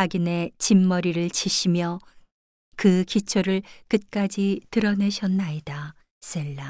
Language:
Korean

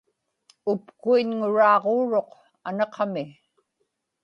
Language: Inupiaq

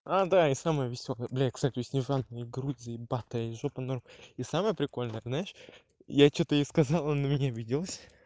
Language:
Russian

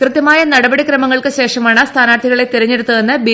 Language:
Malayalam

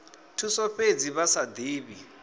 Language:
Venda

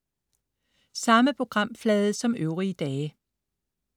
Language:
Danish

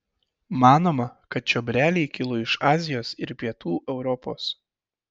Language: Lithuanian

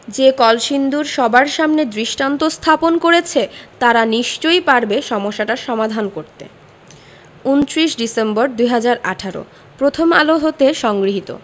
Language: Bangla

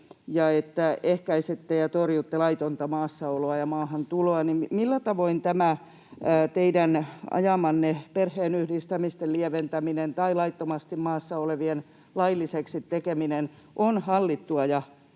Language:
Finnish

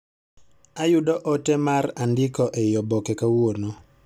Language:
Luo (Kenya and Tanzania)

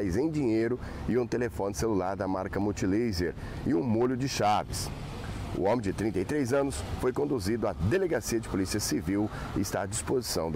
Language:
Portuguese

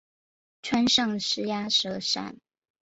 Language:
Chinese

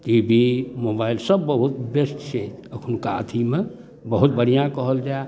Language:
Maithili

